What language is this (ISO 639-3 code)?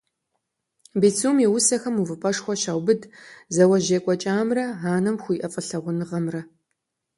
kbd